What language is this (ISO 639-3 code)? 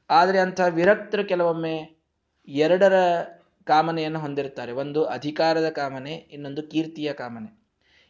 kan